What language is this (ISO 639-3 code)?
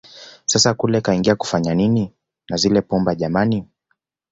swa